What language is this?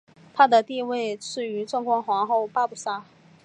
Chinese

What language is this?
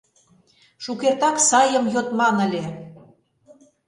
Mari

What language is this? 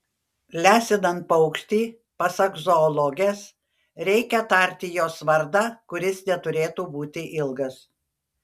Lithuanian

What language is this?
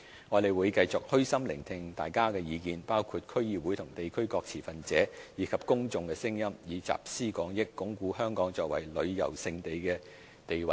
Cantonese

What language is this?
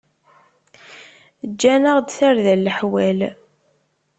Kabyle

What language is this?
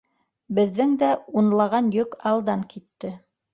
Bashkir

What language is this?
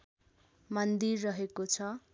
Nepali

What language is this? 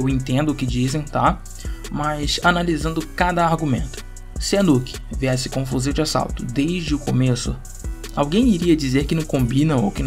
Portuguese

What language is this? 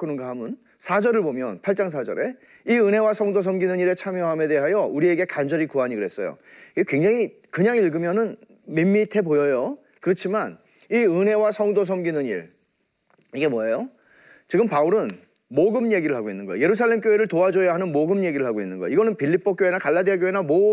Korean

